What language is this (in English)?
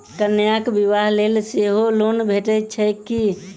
Maithili